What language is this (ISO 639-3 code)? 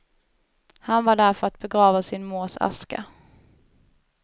swe